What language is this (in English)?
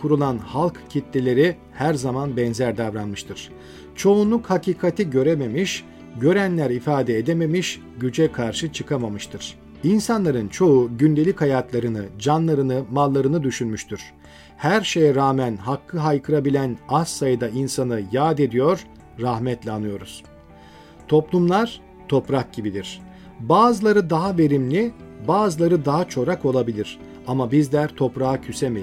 Turkish